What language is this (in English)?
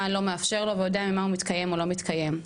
Hebrew